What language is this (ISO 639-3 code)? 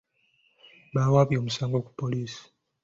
lug